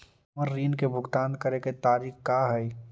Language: Magahi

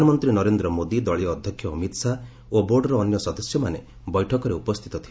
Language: Odia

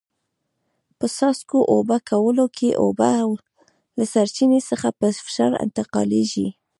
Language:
Pashto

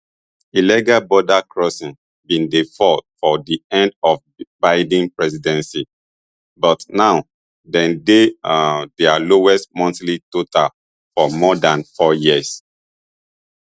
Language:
Nigerian Pidgin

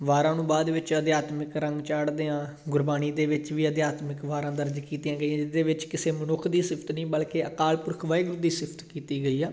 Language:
Punjabi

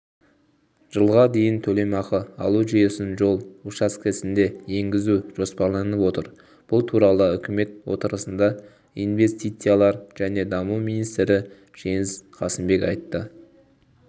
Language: Kazakh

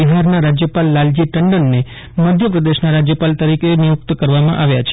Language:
Gujarati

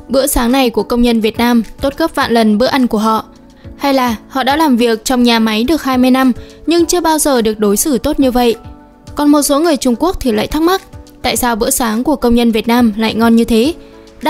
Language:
Vietnamese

